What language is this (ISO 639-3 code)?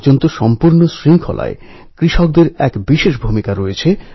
ben